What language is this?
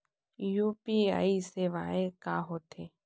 Chhattisgarhi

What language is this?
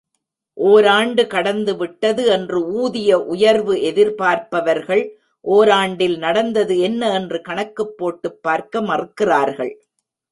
Tamil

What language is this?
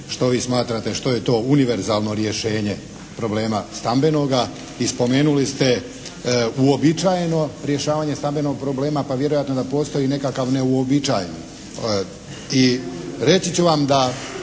Croatian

